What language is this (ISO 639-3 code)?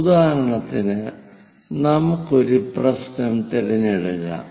mal